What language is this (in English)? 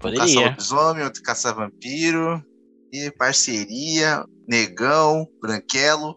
Portuguese